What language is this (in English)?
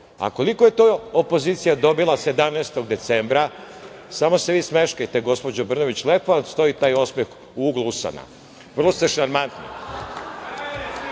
Serbian